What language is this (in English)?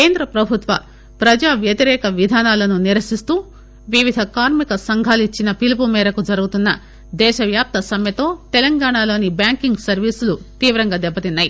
Telugu